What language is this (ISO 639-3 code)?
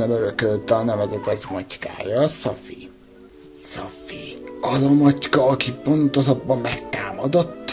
hun